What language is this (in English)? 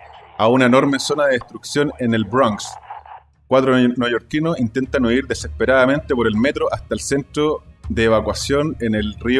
Spanish